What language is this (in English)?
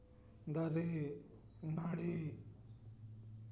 Santali